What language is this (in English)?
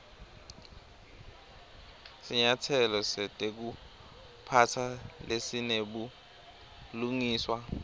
Swati